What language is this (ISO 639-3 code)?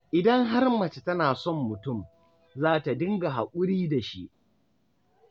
hau